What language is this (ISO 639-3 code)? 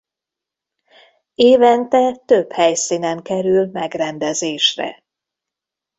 hun